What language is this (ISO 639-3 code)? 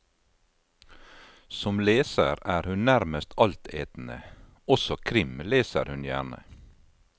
nor